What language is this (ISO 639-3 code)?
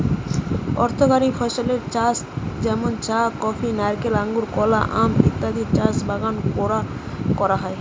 ben